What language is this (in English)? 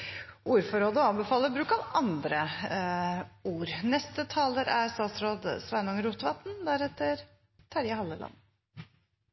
Norwegian